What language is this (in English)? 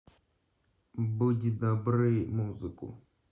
Russian